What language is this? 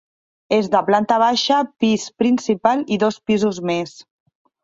Catalan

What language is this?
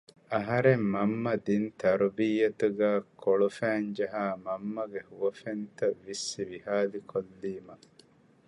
Divehi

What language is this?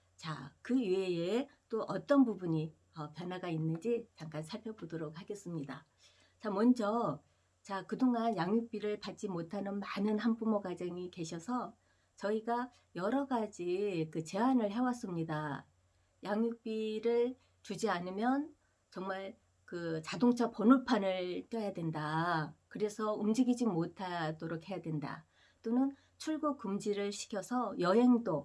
Korean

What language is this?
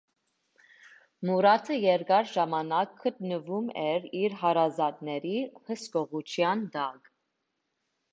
Armenian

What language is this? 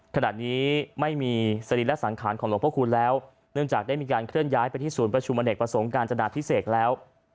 Thai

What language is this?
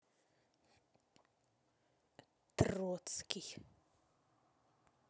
Russian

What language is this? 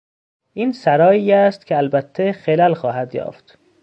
Persian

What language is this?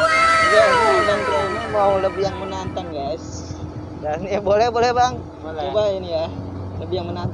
Indonesian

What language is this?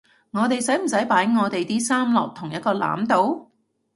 Cantonese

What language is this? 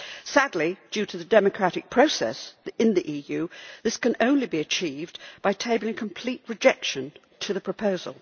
English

